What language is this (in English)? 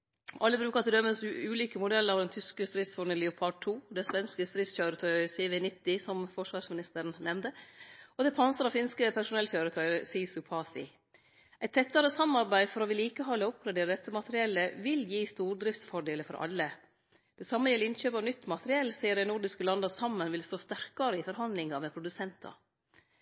Norwegian Nynorsk